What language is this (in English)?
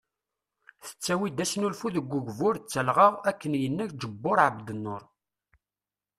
Kabyle